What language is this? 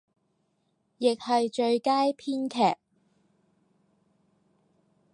Cantonese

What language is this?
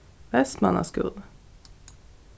Faroese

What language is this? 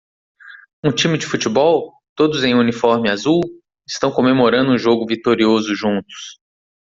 Portuguese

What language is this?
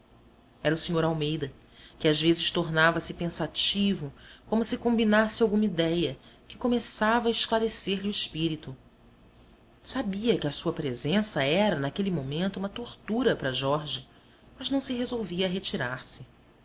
Portuguese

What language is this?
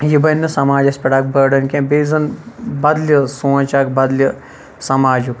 Kashmiri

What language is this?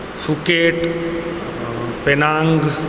Maithili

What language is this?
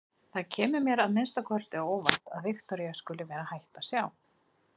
Icelandic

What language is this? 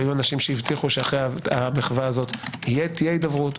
Hebrew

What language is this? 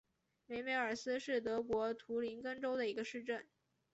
Chinese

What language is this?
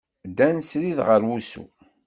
Kabyle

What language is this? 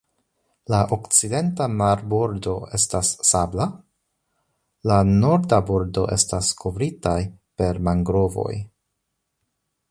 Esperanto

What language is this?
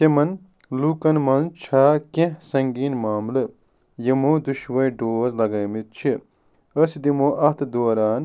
Kashmiri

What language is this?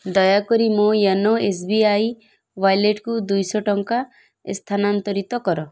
Odia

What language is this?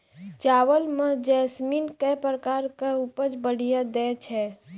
Maithili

